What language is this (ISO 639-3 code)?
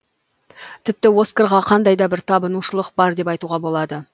kaz